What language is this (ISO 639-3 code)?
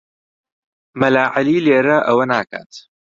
ckb